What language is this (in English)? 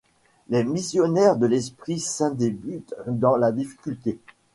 French